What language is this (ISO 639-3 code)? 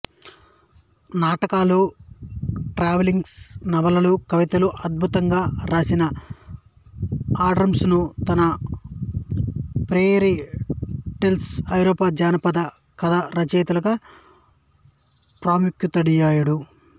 tel